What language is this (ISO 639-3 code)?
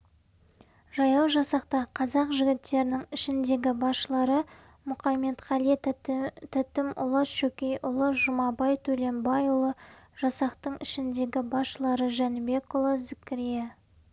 kaz